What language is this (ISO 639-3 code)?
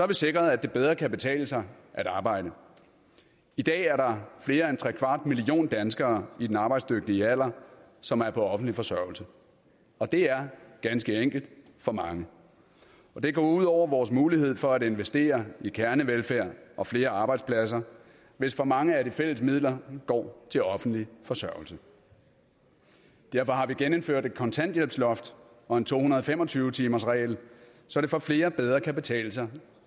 dan